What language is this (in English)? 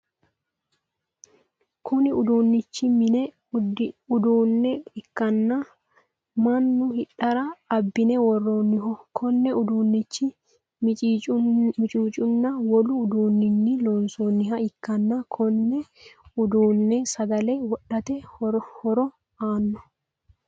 Sidamo